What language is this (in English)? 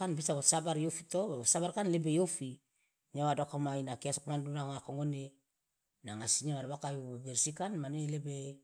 Loloda